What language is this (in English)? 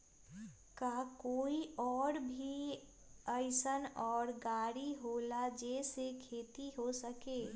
Magahi